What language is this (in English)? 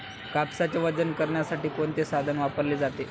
Marathi